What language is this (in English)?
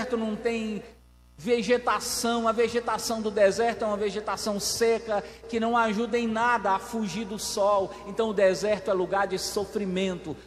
Portuguese